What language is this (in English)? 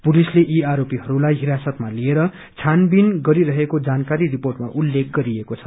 Nepali